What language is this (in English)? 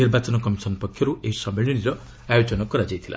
Odia